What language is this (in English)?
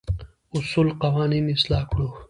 Pashto